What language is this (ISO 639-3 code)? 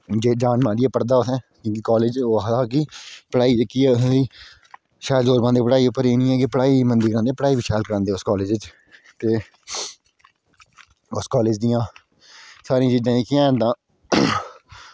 doi